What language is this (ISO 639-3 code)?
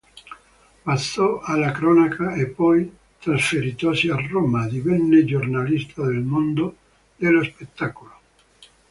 ita